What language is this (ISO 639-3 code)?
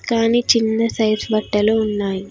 tel